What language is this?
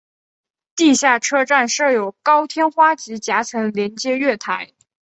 Chinese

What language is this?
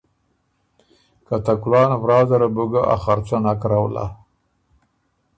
Ormuri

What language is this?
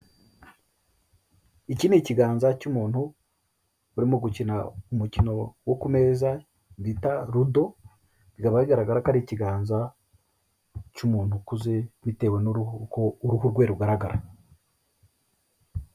Kinyarwanda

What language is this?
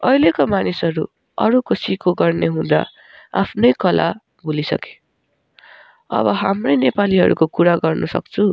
Nepali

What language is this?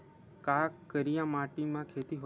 Chhattisgarhi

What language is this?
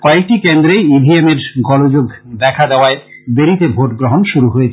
Bangla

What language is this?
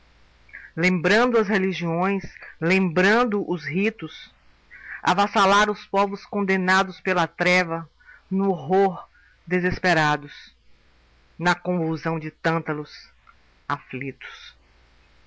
Portuguese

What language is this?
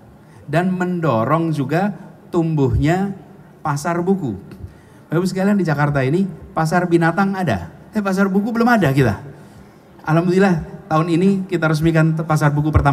Indonesian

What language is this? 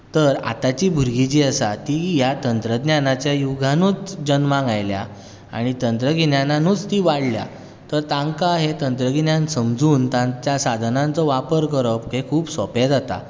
Konkani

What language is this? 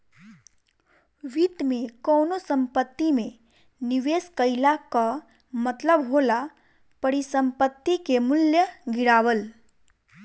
Bhojpuri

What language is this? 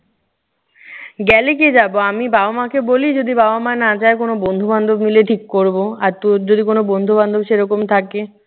Bangla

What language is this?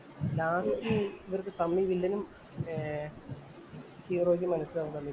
Malayalam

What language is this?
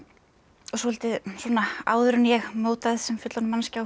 Icelandic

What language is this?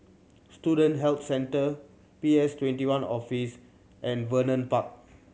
English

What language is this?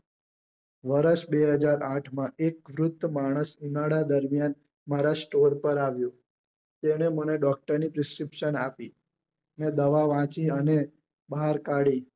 Gujarati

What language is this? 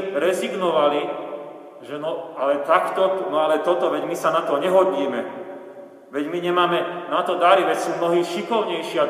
Slovak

